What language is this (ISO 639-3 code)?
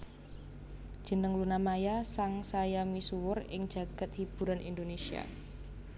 jav